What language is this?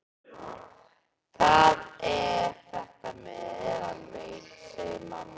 Icelandic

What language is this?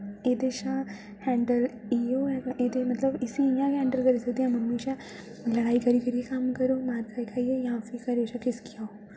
Dogri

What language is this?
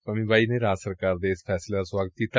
Punjabi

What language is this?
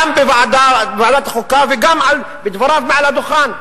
Hebrew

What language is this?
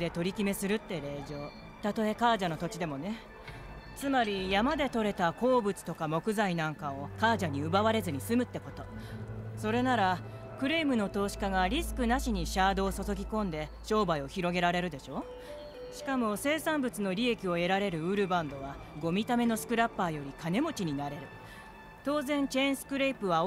Japanese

